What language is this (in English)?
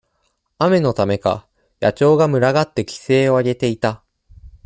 Japanese